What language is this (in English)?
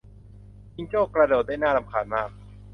Thai